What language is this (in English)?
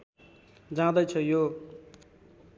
Nepali